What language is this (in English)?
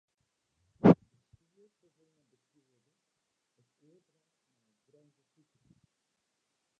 Western Frisian